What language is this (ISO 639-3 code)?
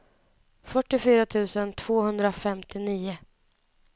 swe